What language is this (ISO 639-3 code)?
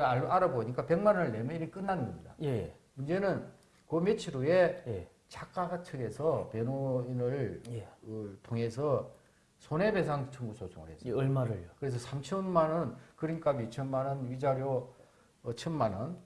kor